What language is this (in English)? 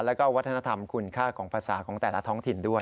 Thai